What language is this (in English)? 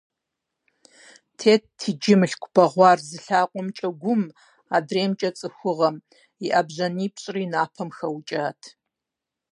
Kabardian